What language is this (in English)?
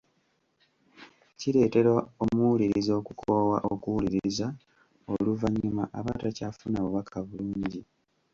Ganda